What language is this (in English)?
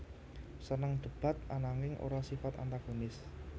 Javanese